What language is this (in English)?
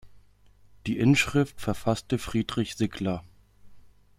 German